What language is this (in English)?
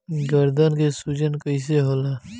Bhojpuri